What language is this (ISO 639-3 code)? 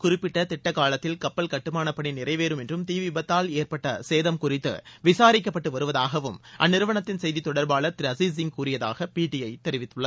tam